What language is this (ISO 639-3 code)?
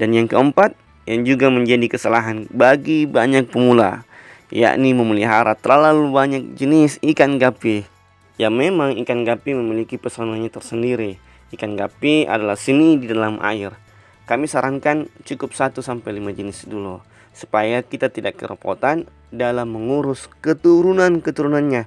ind